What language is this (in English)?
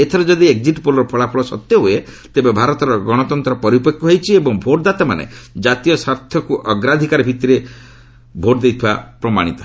Odia